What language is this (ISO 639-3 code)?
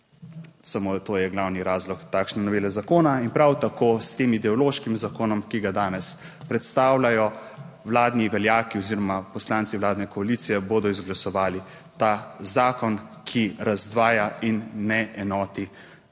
slv